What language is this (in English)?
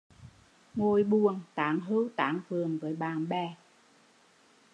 Vietnamese